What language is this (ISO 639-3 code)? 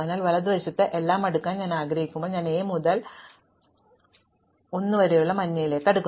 mal